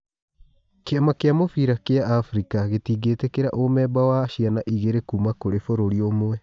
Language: Kikuyu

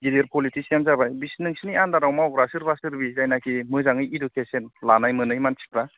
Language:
Bodo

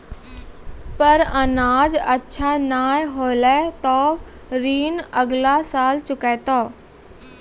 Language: Maithili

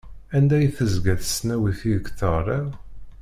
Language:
Kabyle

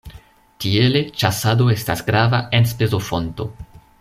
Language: Esperanto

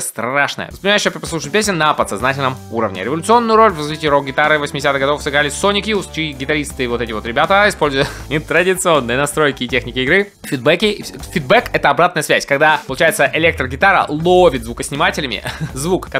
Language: Russian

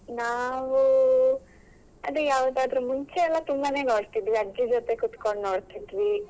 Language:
Kannada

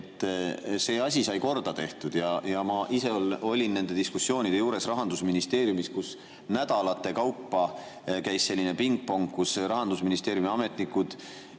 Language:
Estonian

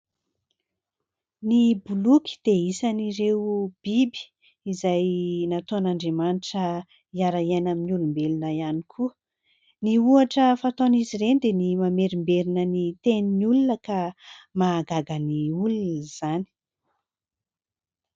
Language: Malagasy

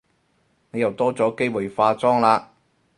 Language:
Cantonese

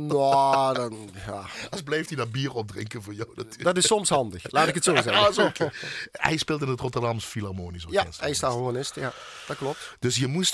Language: Dutch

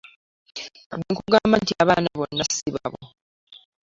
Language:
Ganda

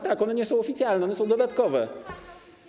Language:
Polish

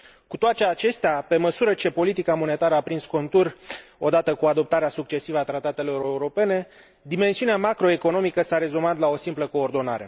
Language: Romanian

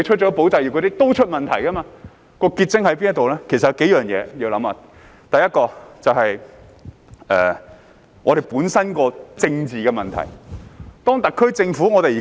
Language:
Cantonese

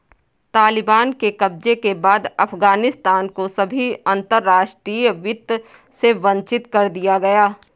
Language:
Hindi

